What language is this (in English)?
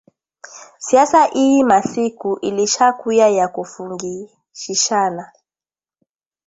Swahili